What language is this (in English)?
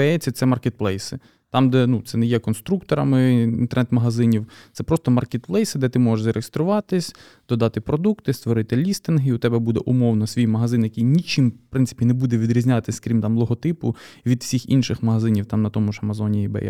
Ukrainian